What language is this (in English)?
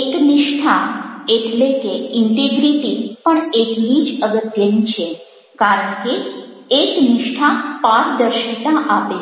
Gujarati